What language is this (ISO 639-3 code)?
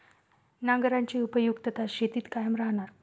mar